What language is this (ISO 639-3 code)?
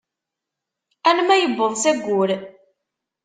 kab